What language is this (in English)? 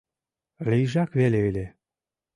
Mari